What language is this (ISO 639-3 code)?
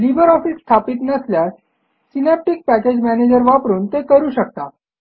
mar